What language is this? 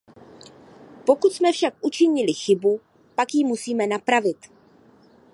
Czech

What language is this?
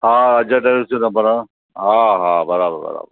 Sindhi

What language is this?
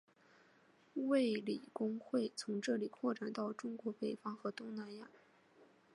Chinese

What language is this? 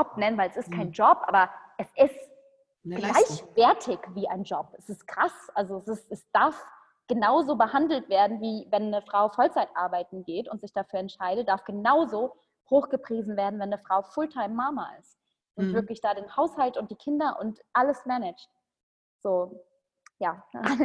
German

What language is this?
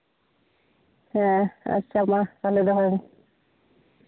Santali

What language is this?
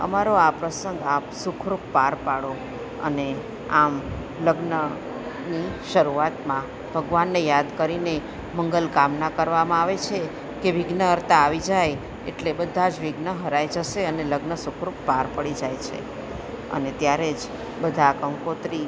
Gujarati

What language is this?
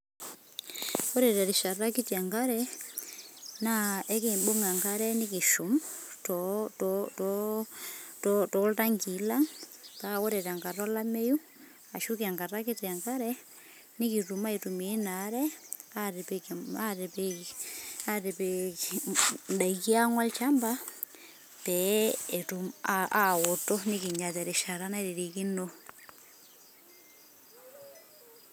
Masai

